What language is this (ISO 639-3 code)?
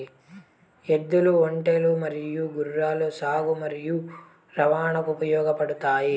tel